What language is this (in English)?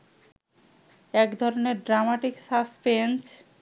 Bangla